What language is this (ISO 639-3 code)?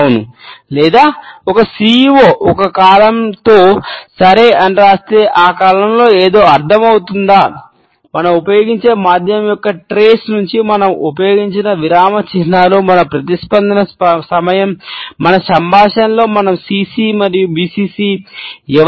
tel